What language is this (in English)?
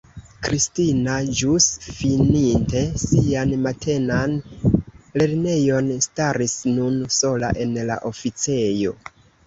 Esperanto